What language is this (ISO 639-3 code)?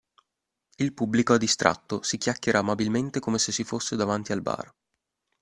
ita